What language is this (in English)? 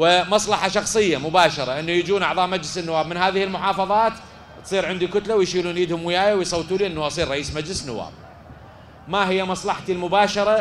Arabic